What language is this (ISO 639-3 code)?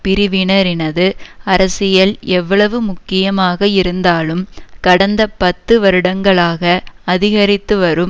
tam